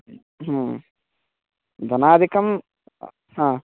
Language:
Sanskrit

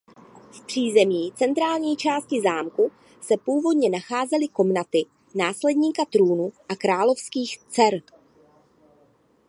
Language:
Czech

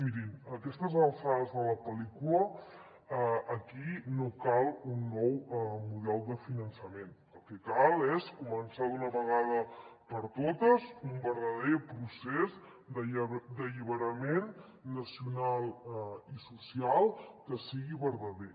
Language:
Catalan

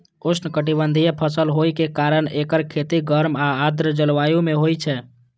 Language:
Maithili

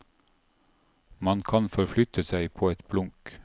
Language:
Norwegian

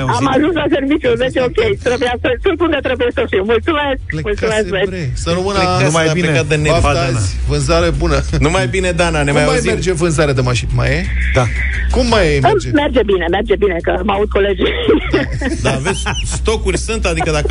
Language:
Romanian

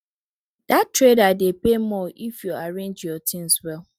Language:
Nigerian Pidgin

